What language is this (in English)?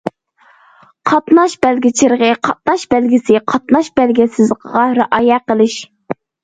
Uyghur